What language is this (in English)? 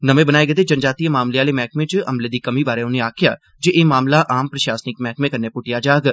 Dogri